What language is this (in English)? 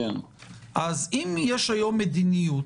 Hebrew